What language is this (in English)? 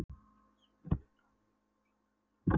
Icelandic